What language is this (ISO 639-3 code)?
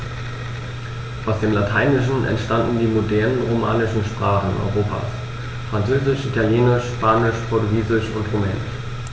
deu